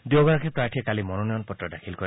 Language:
Assamese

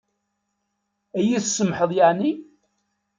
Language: Kabyle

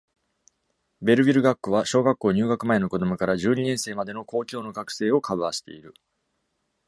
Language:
Japanese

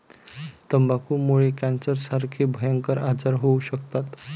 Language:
Marathi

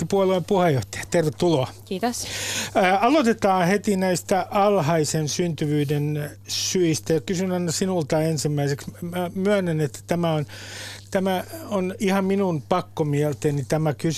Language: Finnish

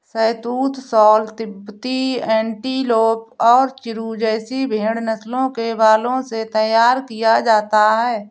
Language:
Hindi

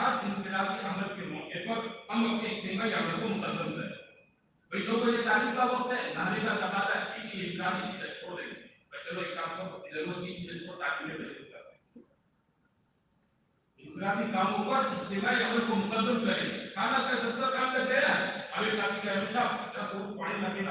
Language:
Romanian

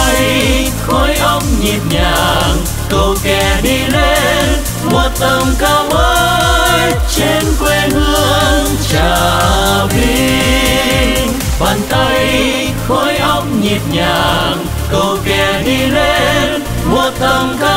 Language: Vietnamese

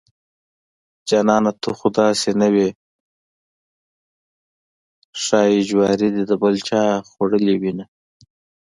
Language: Pashto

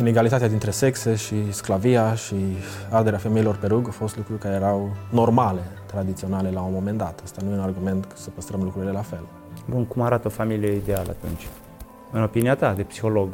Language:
Romanian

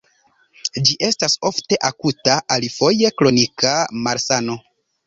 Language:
Esperanto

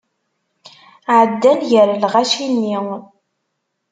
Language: Kabyle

